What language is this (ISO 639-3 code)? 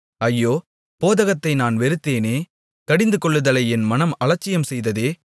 tam